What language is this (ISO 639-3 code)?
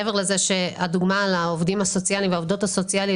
heb